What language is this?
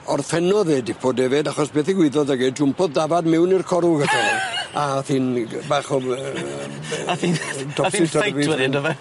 Welsh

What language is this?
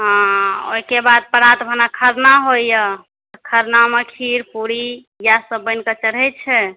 Maithili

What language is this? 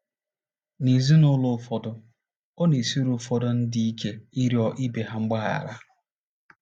Igbo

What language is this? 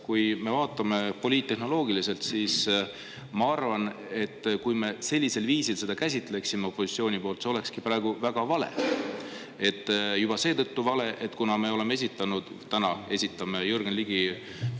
Estonian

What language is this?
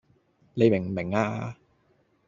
Cantonese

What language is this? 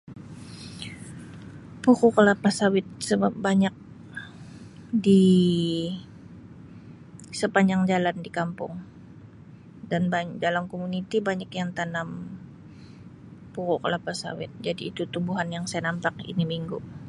Sabah Malay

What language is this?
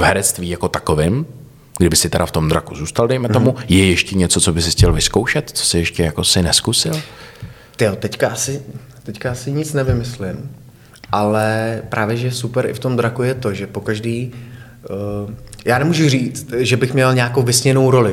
Czech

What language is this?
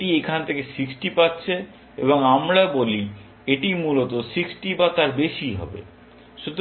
Bangla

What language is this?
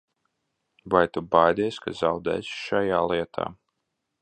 Latvian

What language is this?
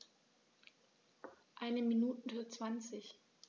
German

